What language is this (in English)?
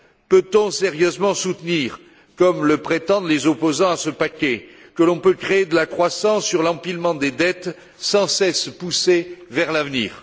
French